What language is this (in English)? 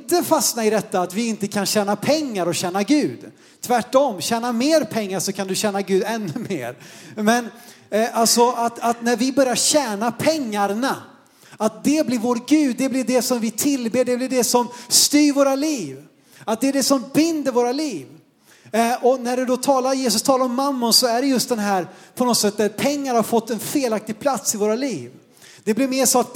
Swedish